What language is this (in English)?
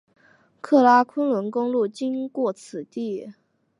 Chinese